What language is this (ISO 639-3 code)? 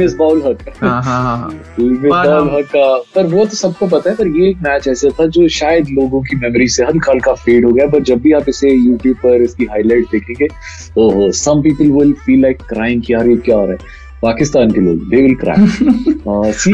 hin